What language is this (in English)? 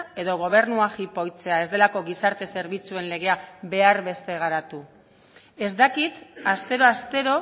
Basque